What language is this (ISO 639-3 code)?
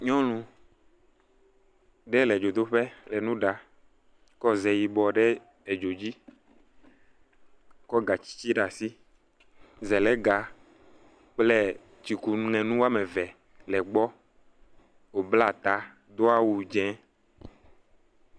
ewe